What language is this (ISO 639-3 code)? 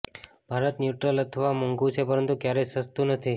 guj